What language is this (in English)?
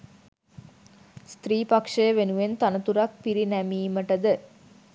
Sinhala